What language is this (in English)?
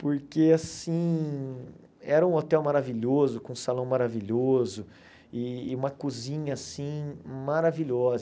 Portuguese